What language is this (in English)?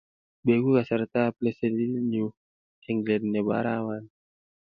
Kalenjin